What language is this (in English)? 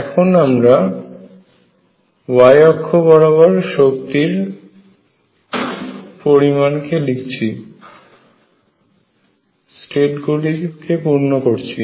Bangla